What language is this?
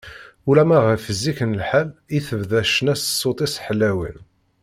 Kabyle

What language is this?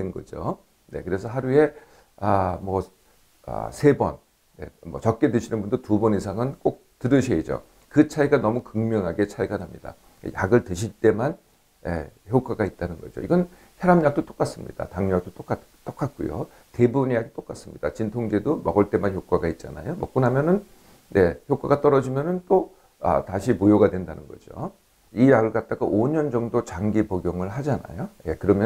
Korean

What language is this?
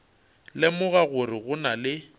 Northern Sotho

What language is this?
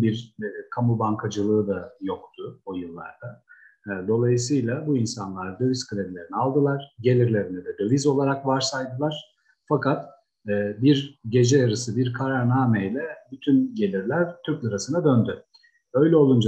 Turkish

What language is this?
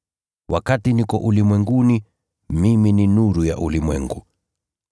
Swahili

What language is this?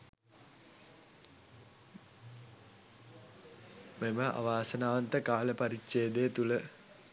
Sinhala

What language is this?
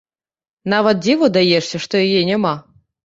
Belarusian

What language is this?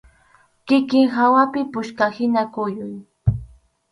Arequipa-La Unión Quechua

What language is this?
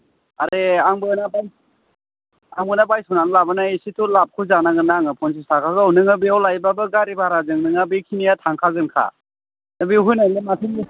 Bodo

